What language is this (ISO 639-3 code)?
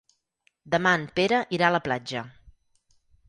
cat